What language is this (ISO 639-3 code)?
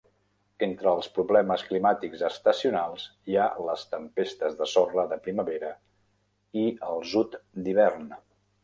cat